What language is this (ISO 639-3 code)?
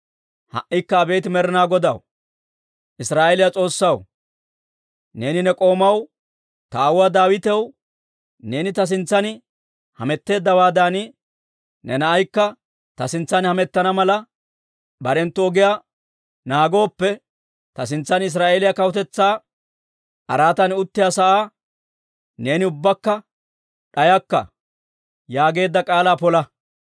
dwr